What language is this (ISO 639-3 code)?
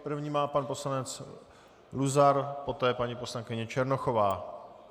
ces